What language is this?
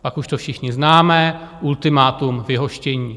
Czech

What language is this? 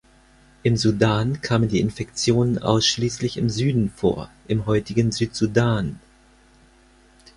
German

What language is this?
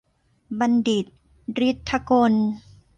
Thai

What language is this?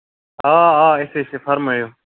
Kashmiri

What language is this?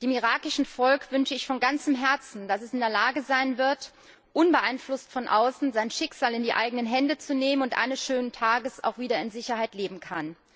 German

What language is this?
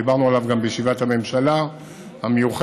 Hebrew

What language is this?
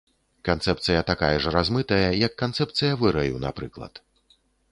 Belarusian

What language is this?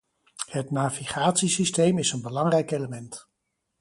Dutch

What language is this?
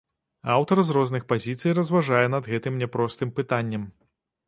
Belarusian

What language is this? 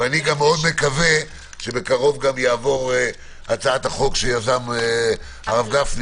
Hebrew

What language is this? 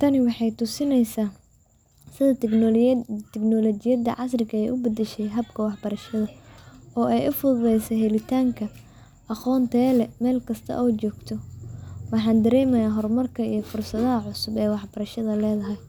Somali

